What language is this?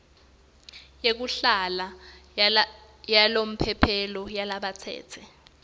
Swati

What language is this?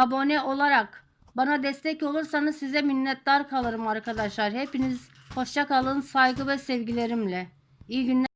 Turkish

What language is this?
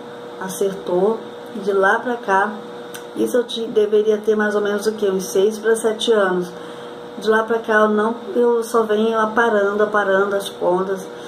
Portuguese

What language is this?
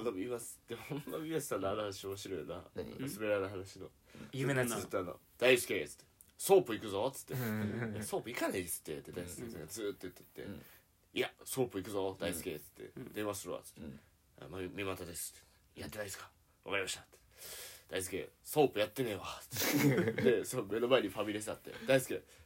Japanese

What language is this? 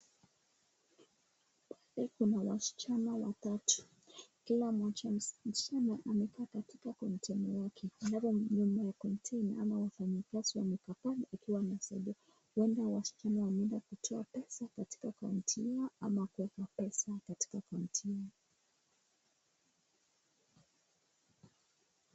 Swahili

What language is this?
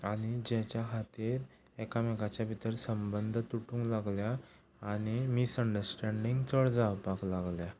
Konkani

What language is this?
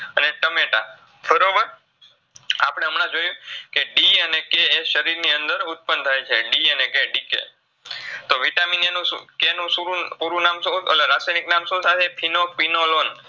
Gujarati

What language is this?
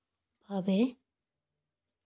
Santali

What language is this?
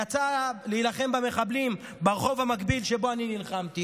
Hebrew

